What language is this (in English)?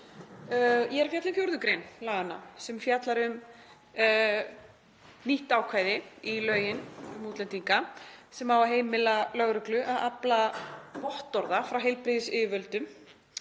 Icelandic